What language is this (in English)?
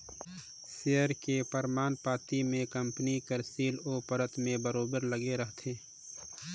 Chhattisgarhi